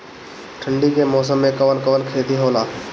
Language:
Bhojpuri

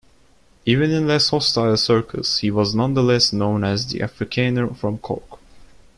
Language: English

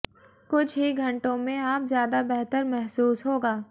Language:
Hindi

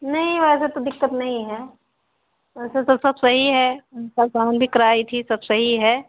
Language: Hindi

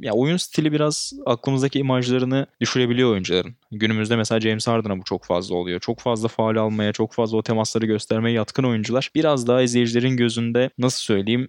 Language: Turkish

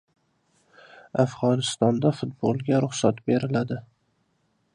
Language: Uzbek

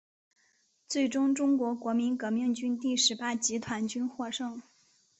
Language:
Chinese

